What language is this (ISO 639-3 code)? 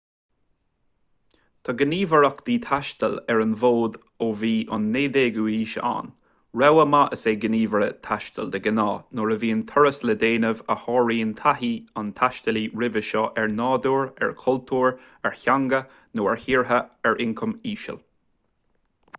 gle